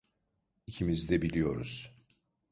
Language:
Turkish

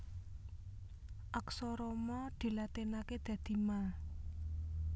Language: Javanese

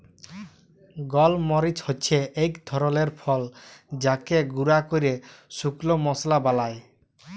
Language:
Bangla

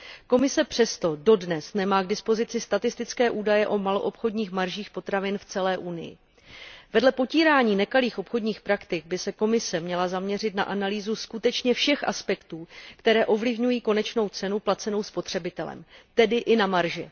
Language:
Czech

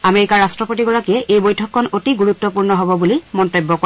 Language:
Assamese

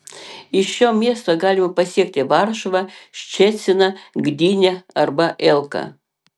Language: Lithuanian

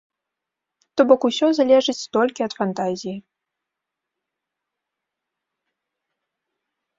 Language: Belarusian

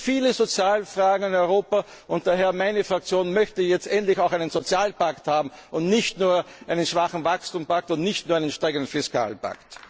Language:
German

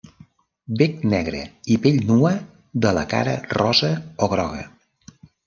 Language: Catalan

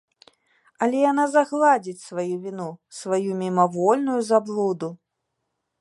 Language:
Belarusian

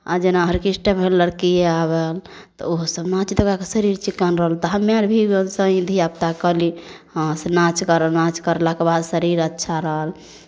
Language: Maithili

